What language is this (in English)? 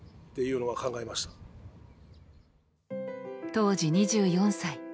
Japanese